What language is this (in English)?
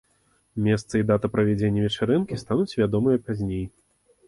Belarusian